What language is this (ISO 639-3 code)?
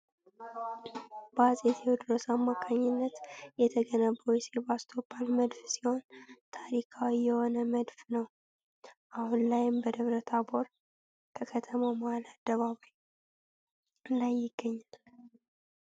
amh